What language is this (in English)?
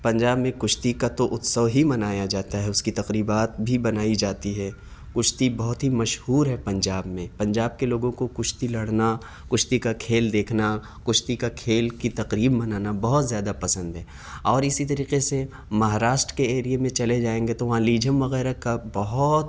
Urdu